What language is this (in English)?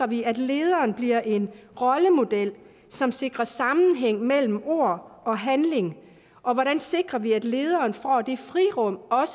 Danish